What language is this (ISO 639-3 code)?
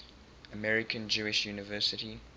eng